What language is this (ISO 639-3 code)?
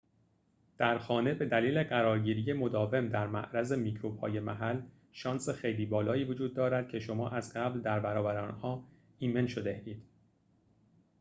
fas